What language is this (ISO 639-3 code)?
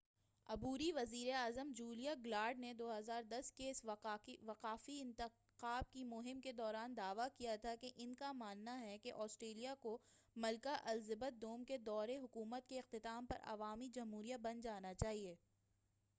urd